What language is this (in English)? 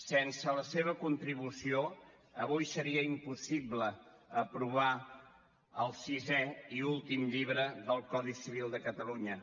Catalan